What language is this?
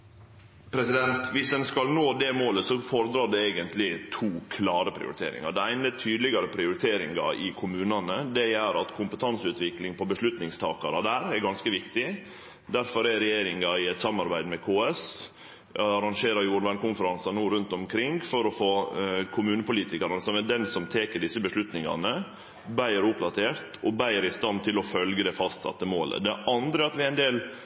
Norwegian Nynorsk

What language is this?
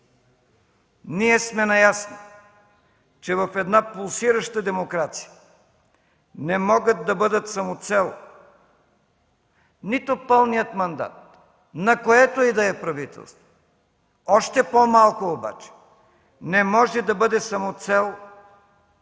Bulgarian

